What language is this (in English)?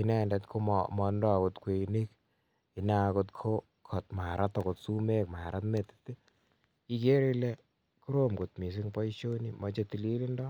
Kalenjin